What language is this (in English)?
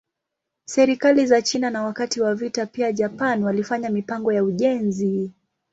Swahili